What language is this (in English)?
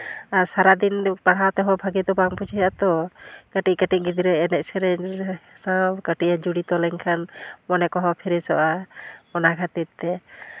Santali